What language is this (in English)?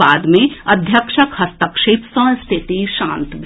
Maithili